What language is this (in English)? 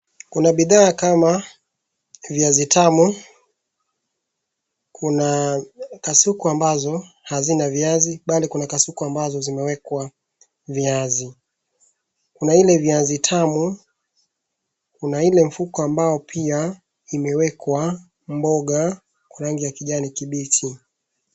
Swahili